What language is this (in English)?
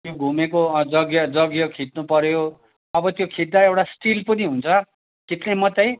Nepali